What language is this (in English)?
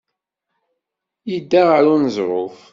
Kabyle